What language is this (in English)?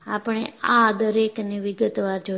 Gujarati